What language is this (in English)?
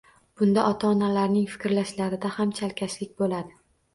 Uzbek